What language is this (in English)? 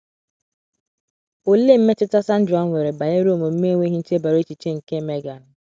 Igbo